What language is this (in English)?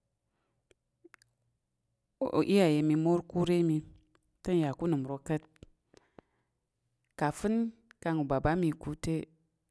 Tarok